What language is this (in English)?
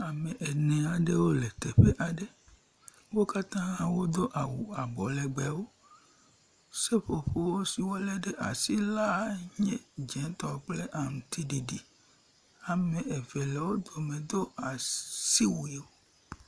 Ewe